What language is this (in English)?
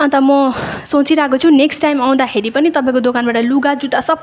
Nepali